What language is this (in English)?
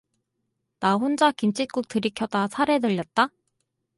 Korean